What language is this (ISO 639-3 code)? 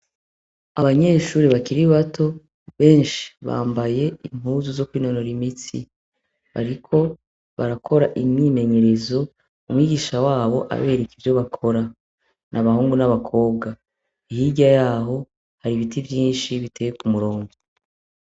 run